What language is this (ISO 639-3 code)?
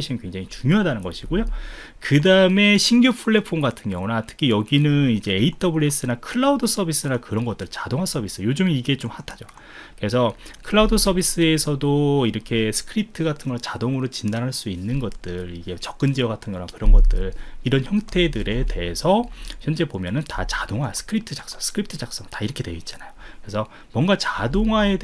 kor